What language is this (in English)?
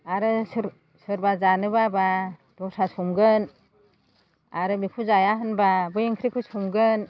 Bodo